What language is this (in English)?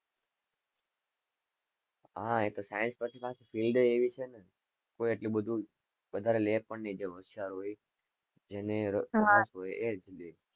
Gujarati